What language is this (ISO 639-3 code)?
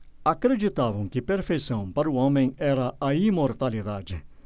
por